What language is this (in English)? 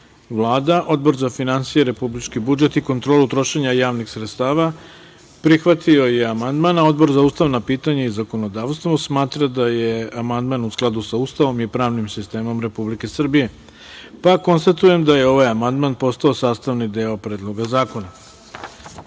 Serbian